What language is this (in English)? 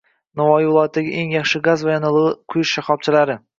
Uzbek